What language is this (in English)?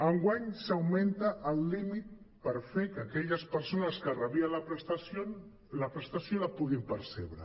Catalan